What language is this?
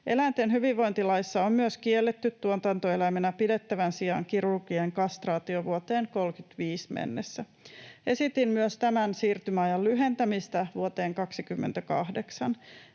Finnish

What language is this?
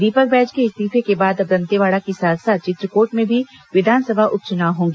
Hindi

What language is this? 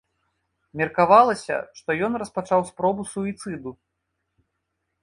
Belarusian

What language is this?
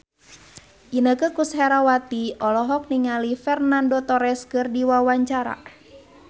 Sundanese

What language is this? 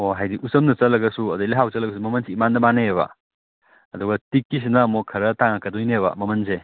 Manipuri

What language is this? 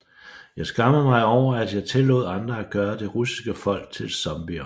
Danish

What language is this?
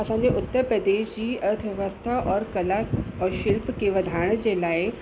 Sindhi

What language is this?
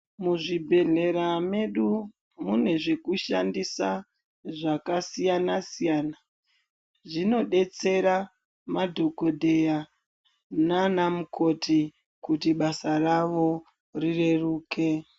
Ndau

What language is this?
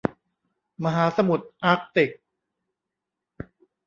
Thai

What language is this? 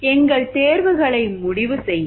Tamil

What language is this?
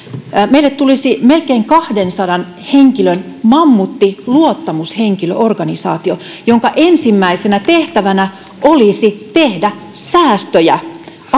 Finnish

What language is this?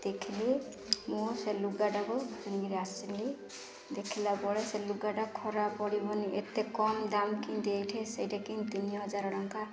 Odia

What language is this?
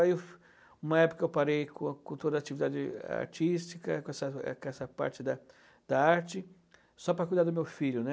Portuguese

